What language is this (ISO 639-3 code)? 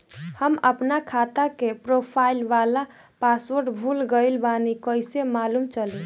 bho